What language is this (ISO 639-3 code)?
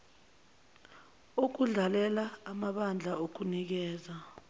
zul